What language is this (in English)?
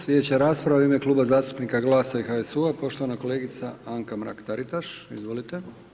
Croatian